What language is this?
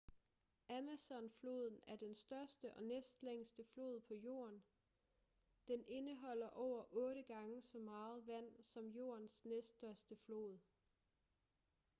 Danish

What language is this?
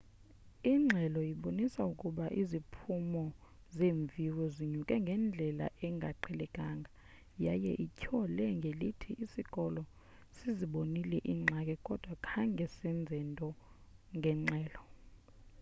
Xhosa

